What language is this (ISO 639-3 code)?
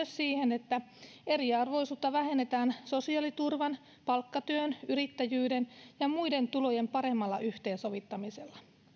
fin